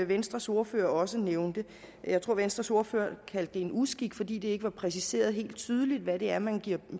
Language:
Danish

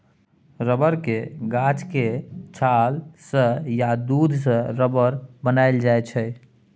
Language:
Maithili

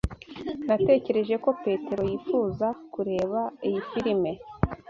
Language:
Kinyarwanda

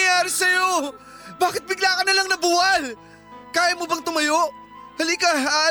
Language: Filipino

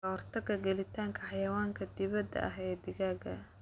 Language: Somali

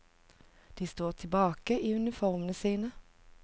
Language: Norwegian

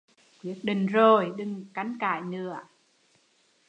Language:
Vietnamese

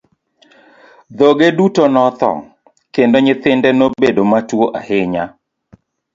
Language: Luo (Kenya and Tanzania)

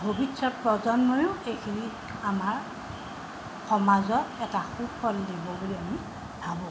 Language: Assamese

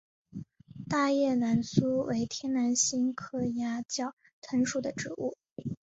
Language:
Chinese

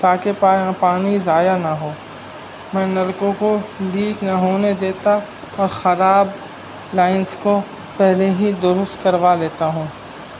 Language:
Urdu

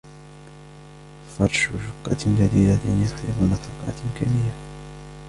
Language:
Arabic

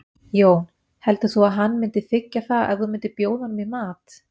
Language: Icelandic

